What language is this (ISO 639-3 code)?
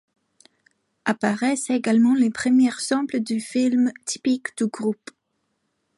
fra